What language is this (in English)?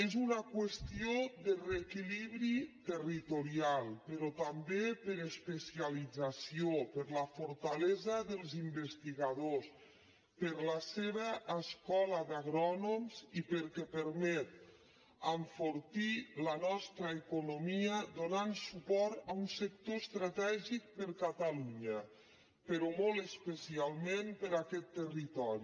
Catalan